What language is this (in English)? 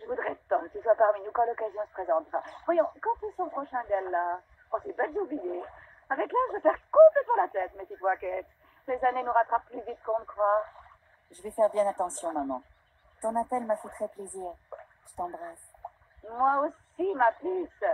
French